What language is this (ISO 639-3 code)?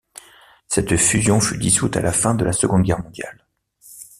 fra